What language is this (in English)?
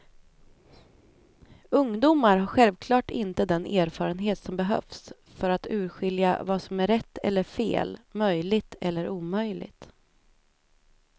Swedish